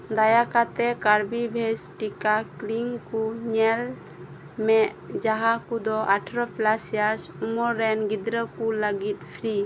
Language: Santali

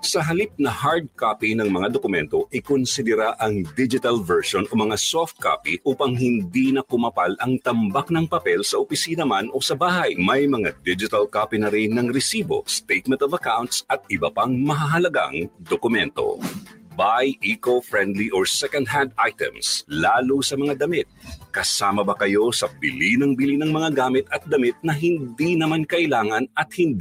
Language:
Filipino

